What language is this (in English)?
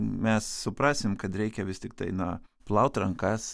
Lithuanian